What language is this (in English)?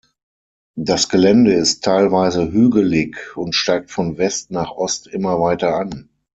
German